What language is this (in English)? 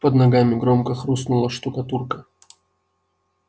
Russian